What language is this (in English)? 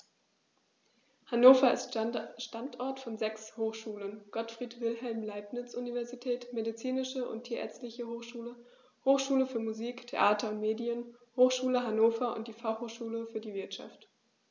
German